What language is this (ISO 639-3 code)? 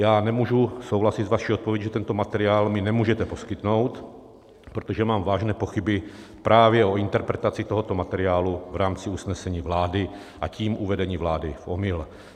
ces